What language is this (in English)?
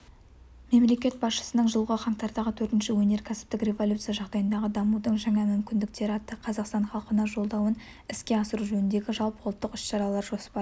Kazakh